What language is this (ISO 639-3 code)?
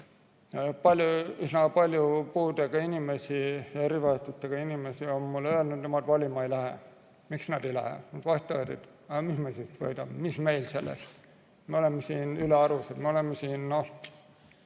est